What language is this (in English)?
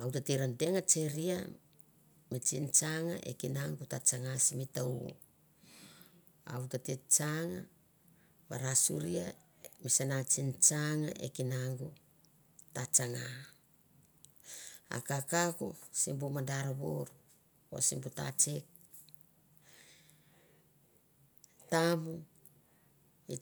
Mandara